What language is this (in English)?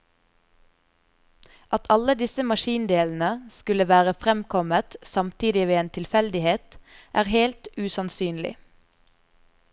Norwegian